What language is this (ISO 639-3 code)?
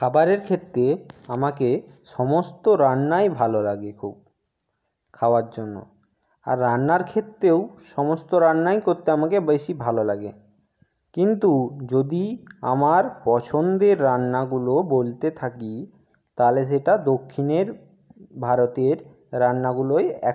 ben